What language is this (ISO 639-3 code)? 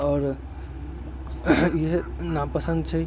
mai